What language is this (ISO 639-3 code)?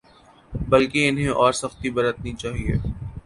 urd